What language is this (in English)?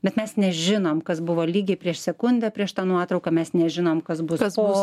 Lithuanian